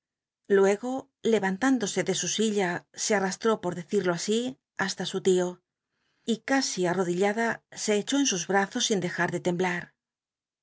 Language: Spanish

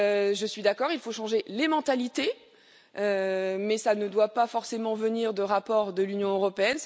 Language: French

